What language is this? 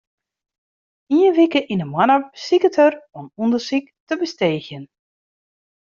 Western Frisian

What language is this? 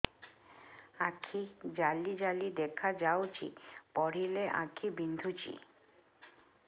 Odia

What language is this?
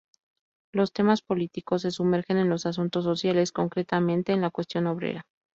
Spanish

